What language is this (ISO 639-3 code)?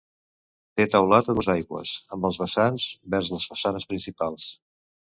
cat